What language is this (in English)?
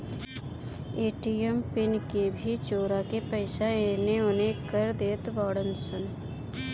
Bhojpuri